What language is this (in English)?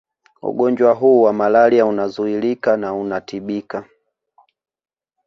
Swahili